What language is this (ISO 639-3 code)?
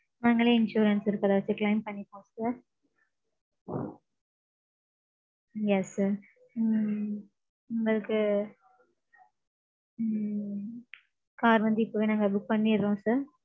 tam